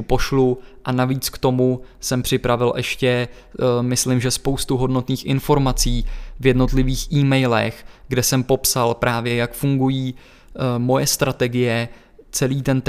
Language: Czech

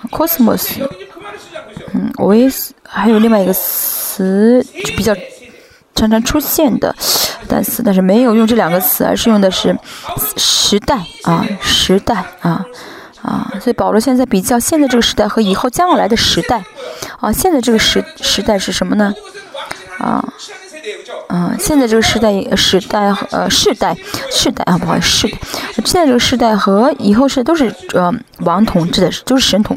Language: Chinese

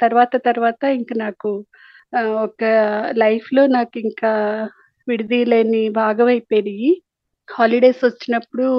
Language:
Telugu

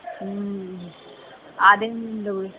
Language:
Maithili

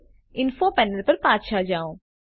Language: Gujarati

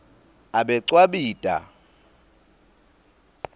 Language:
Swati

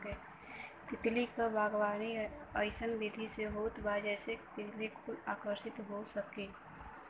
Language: Bhojpuri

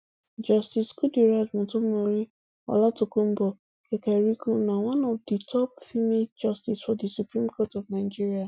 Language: Nigerian Pidgin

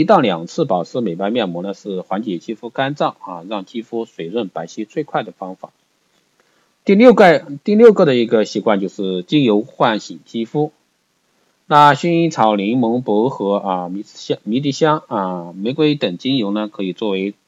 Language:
Chinese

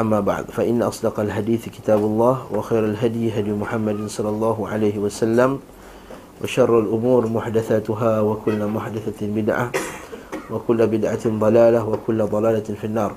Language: Malay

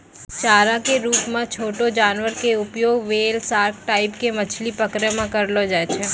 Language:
Maithili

